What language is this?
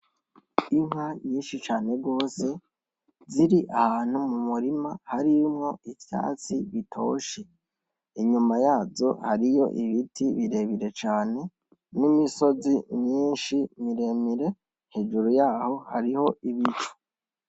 Rundi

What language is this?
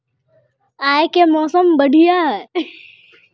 Magahi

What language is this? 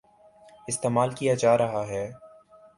Urdu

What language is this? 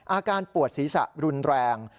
Thai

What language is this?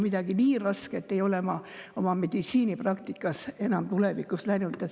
Estonian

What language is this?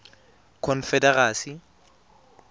Tswana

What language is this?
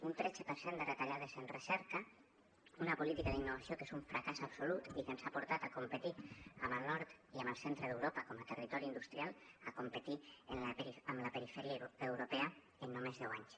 Catalan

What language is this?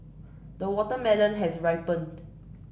English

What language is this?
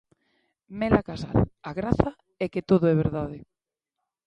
Galician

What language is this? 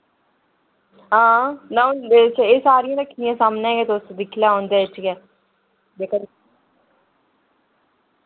Dogri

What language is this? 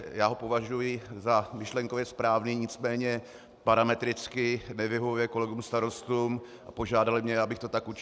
Czech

